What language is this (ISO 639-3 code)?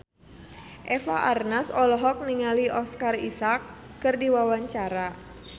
sun